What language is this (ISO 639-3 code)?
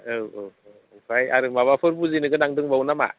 brx